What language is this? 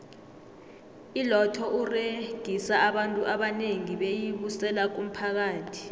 South Ndebele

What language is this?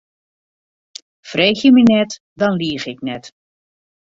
Western Frisian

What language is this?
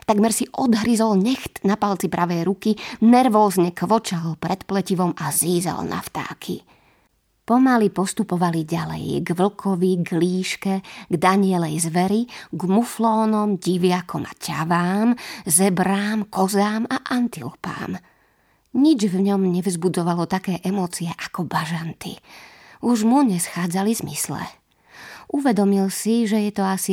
Slovak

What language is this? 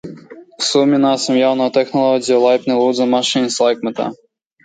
Latvian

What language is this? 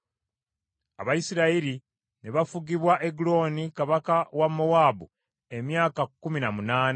Ganda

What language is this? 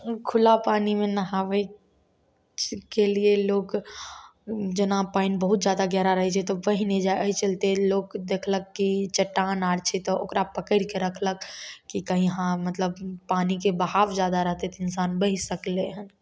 Maithili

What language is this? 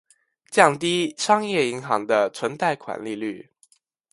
Chinese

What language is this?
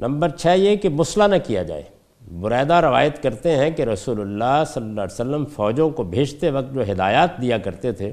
Urdu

